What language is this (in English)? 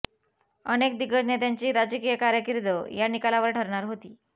Marathi